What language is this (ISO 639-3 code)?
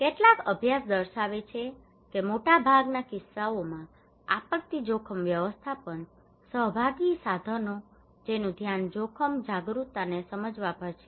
guj